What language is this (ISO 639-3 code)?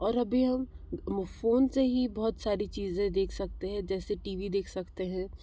hin